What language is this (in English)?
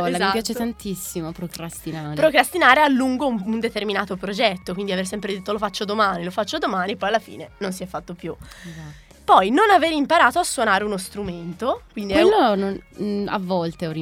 Italian